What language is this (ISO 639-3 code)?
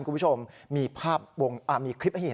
tha